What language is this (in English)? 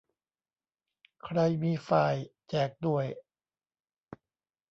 Thai